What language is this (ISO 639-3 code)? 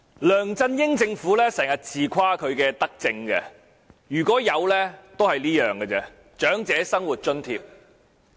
yue